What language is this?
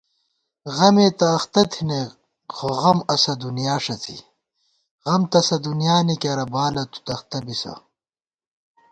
Gawar-Bati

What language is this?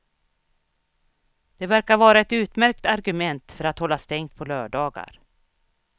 Swedish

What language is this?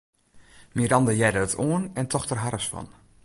Western Frisian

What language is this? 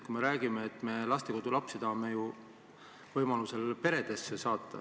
Estonian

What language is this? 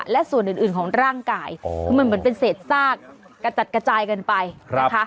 Thai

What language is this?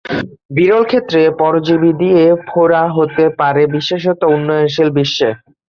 Bangla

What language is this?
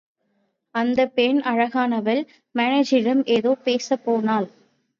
Tamil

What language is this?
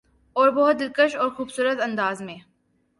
Urdu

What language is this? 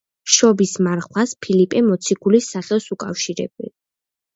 Georgian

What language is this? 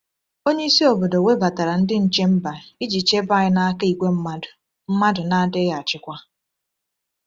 Igbo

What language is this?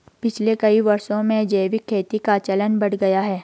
Hindi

